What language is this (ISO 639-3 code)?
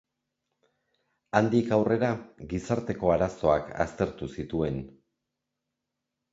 eus